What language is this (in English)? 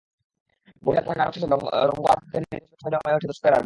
Bangla